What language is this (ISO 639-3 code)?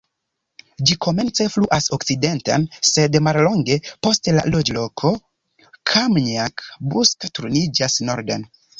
epo